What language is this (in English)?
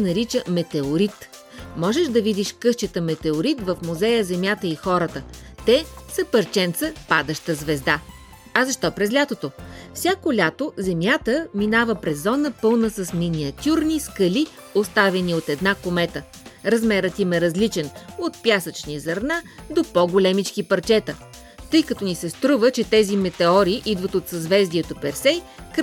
Bulgarian